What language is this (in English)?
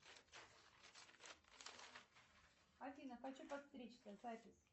Russian